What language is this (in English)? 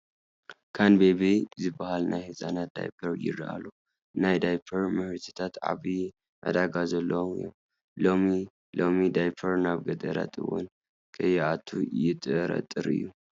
Tigrinya